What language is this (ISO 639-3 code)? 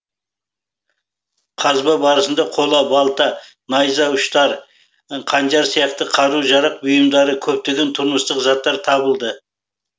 kaz